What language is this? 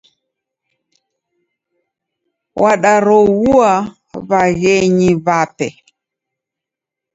Taita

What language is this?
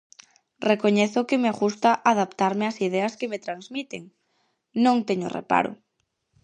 Galician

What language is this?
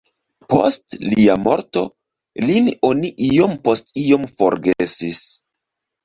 Esperanto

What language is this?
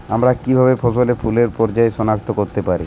Bangla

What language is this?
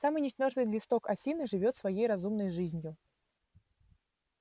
Russian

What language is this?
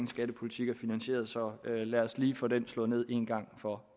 Danish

